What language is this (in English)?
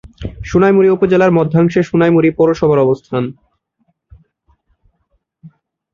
Bangla